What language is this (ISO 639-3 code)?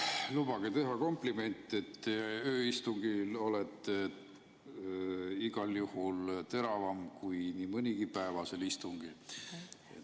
est